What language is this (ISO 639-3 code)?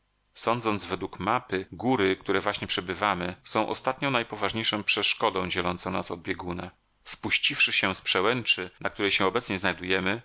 pol